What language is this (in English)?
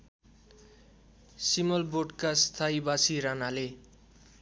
Nepali